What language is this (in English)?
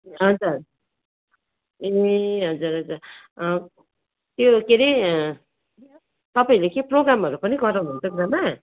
Nepali